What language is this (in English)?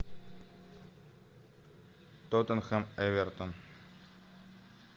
Russian